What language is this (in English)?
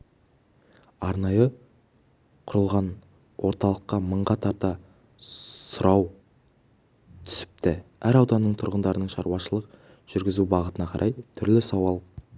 Kazakh